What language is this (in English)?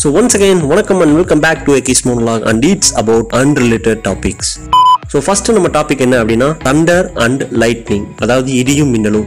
Tamil